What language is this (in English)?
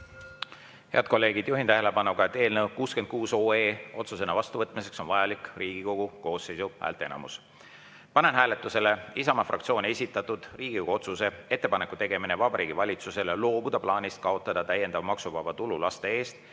Estonian